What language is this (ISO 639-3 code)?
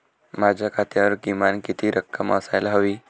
mar